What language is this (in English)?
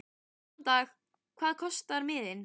Icelandic